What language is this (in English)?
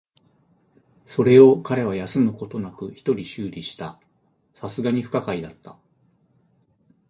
Japanese